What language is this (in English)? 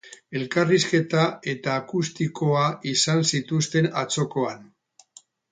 Basque